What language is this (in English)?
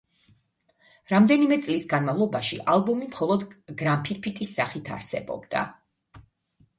Georgian